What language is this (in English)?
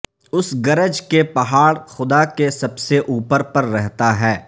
Urdu